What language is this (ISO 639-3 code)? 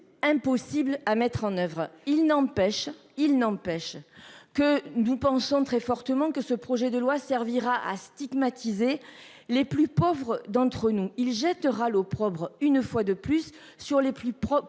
fra